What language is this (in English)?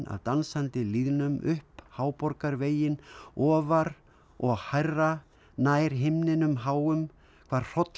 Icelandic